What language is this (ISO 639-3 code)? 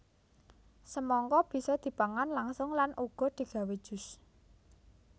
jav